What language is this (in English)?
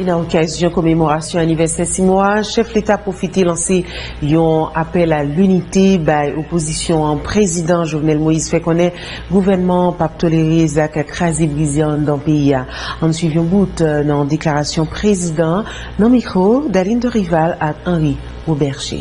French